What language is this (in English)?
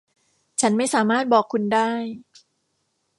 Thai